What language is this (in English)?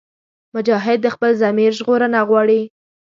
Pashto